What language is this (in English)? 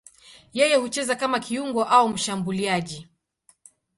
Swahili